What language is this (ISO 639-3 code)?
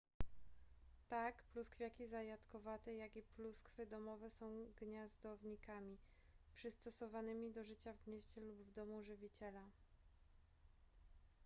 pol